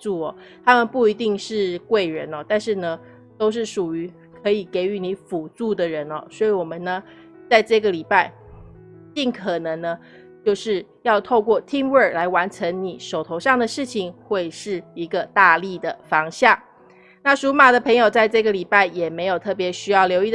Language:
Chinese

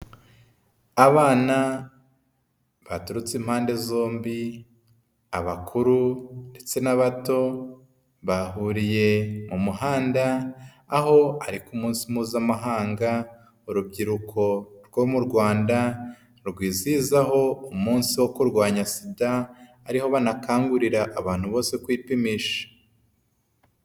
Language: Kinyarwanda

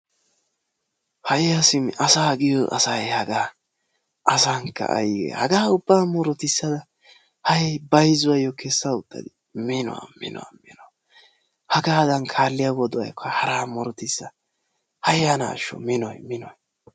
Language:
Wolaytta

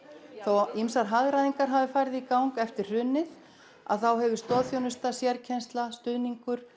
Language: Icelandic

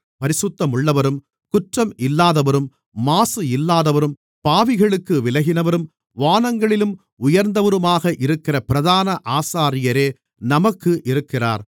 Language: Tamil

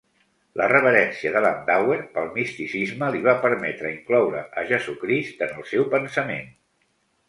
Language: Catalan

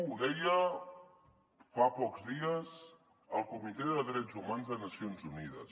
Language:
Catalan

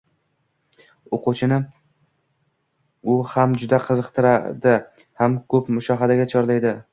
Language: Uzbek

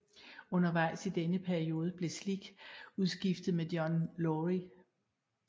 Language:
Danish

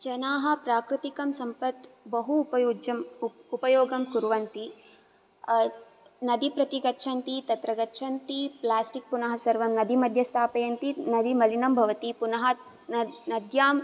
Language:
Sanskrit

